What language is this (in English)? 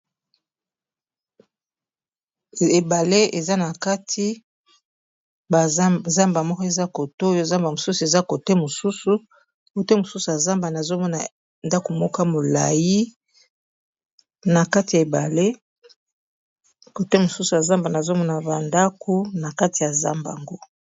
Lingala